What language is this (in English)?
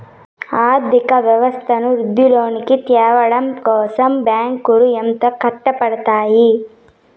Telugu